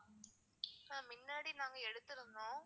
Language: Tamil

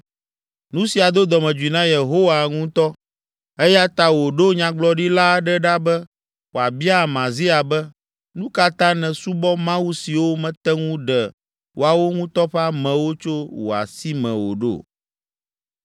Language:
Ewe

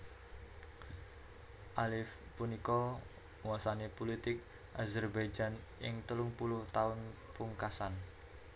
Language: Javanese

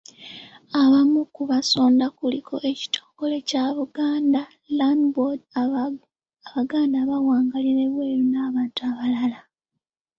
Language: Ganda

